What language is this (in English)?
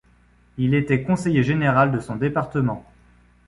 French